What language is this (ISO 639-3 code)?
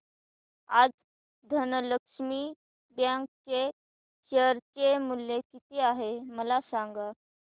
mar